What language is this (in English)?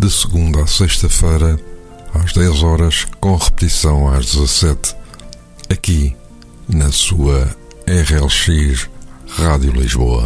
Portuguese